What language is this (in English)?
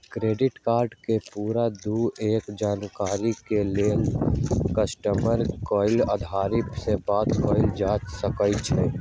Magahi